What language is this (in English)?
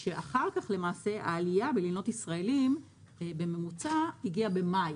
Hebrew